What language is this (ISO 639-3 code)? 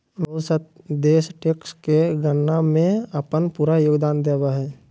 mag